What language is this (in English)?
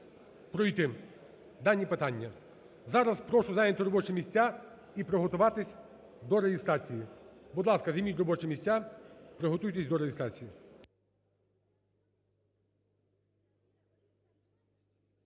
Ukrainian